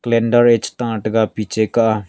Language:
Wancho Naga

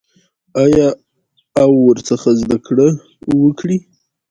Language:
Pashto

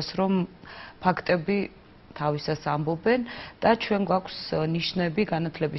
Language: Romanian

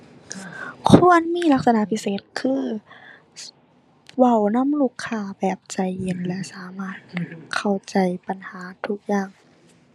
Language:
Thai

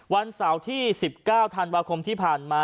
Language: Thai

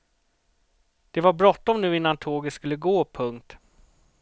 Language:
Swedish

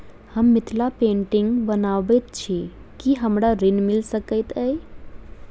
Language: Maithili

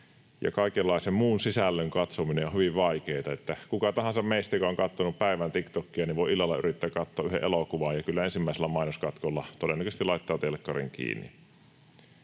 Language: Finnish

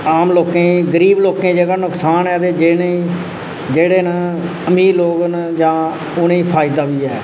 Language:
Dogri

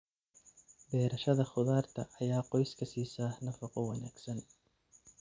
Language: Somali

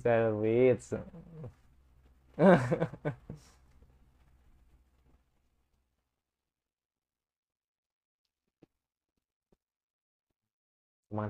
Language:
Indonesian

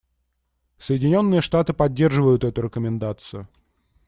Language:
Russian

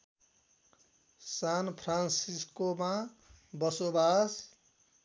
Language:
Nepali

